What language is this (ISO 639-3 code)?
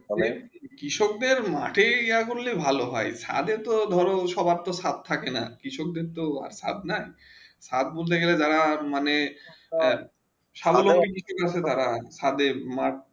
ben